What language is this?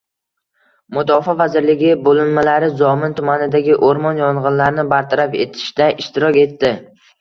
Uzbek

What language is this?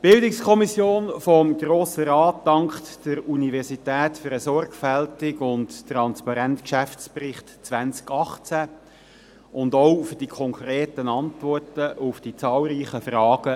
Swiss German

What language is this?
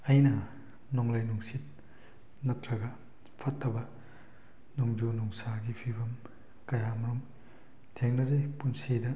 Manipuri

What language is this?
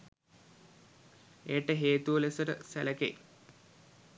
Sinhala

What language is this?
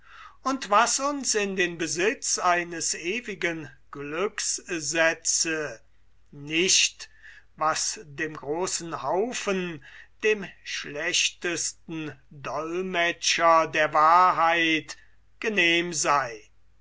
German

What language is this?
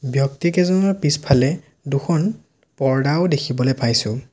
Assamese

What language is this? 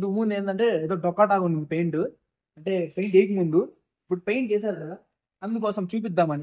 Telugu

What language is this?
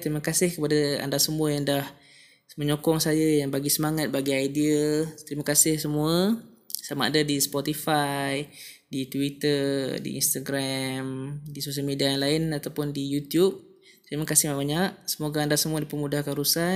Malay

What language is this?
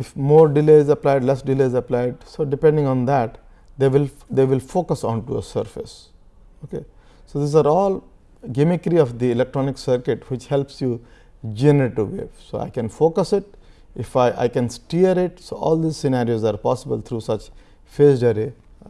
English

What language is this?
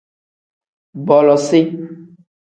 Tem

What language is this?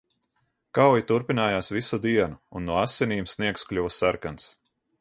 Latvian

